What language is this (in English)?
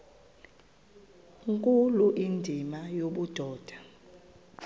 Xhosa